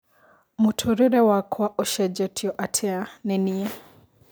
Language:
Kikuyu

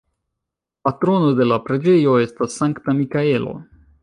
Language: Esperanto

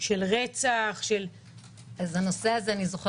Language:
Hebrew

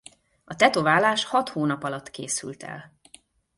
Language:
Hungarian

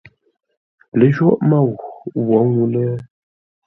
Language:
Ngombale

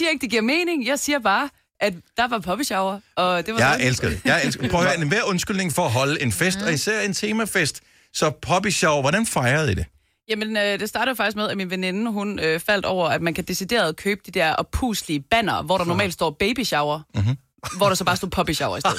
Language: Danish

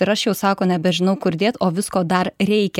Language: Lithuanian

